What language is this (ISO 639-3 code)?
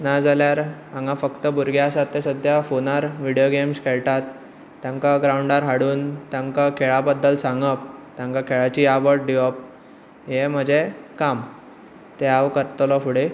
kok